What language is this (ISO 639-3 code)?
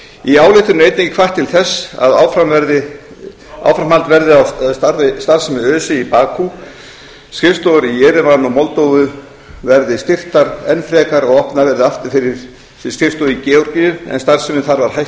isl